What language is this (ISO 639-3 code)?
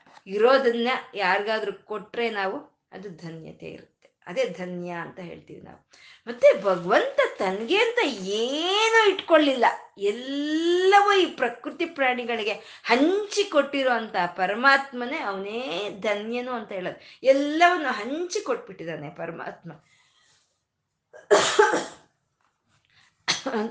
kan